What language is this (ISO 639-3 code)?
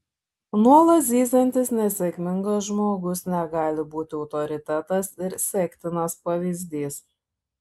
lit